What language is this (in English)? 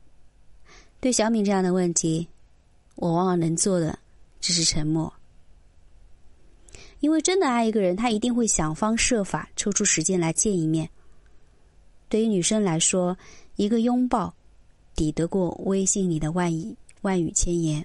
Chinese